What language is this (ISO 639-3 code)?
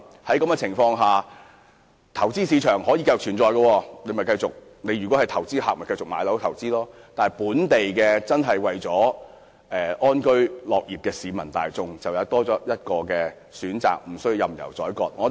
yue